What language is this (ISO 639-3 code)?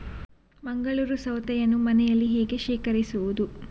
kan